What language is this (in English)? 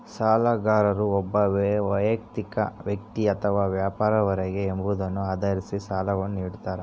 Kannada